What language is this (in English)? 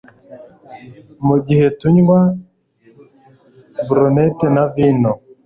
Kinyarwanda